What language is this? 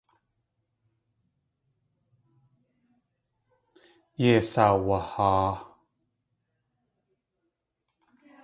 Tlingit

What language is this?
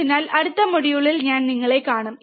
Malayalam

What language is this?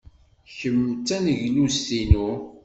Kabyle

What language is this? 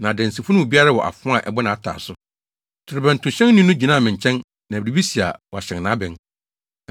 Akan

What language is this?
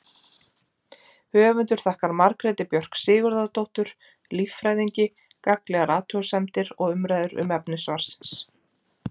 Icelandic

